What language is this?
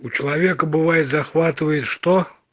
Russian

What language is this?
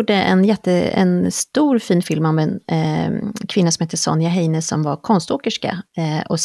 Swedish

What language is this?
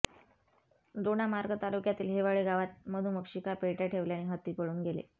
Marathi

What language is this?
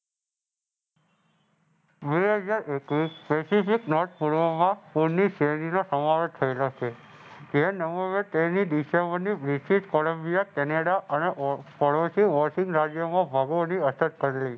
Gujarati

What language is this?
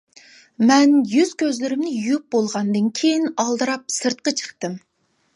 Uyghur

